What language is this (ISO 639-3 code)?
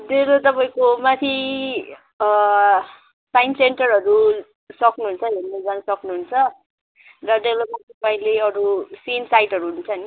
nep